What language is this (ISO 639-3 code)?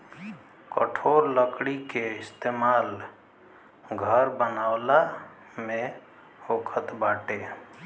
bho